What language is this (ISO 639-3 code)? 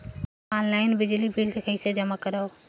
hne